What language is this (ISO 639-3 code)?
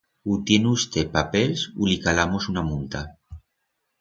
arg